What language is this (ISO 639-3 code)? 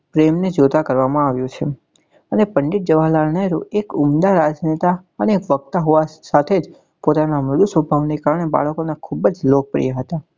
guj